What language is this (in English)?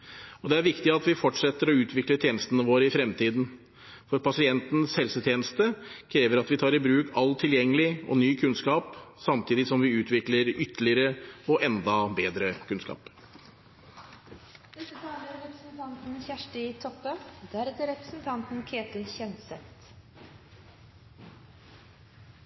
Norwegian